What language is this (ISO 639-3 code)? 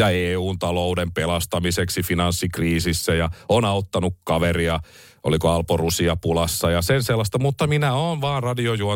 fin